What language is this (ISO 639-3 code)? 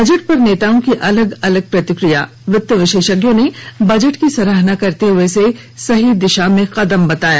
hin